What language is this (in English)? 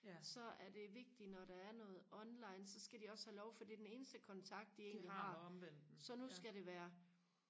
Danish